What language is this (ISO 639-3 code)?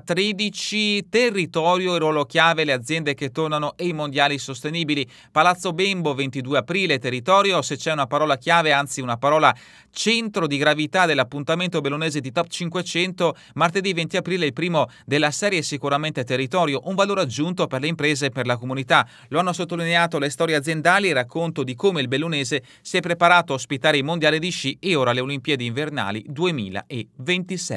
ita